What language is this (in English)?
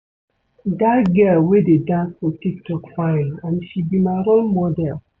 Nigerian Pidgin